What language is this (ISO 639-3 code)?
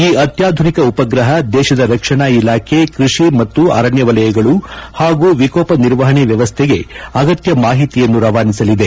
kan